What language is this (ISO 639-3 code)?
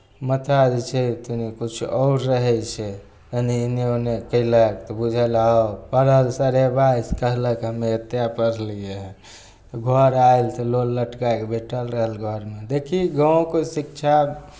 mai